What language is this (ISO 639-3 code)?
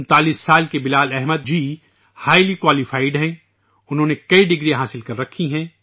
urd